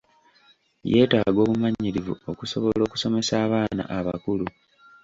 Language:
Ganda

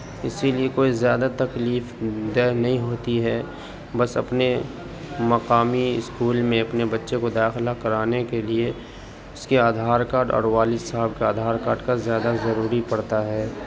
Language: Urdu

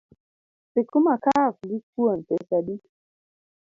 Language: Luo (Kenya and Tanzania)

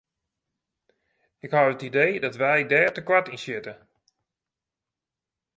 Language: Western Frisian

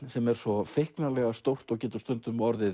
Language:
Icelandic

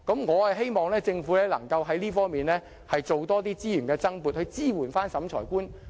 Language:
Cantonese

